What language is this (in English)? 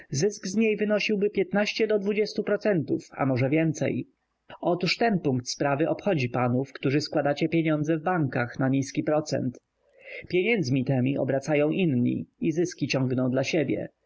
Polish